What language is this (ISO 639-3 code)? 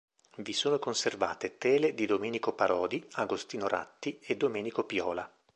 ita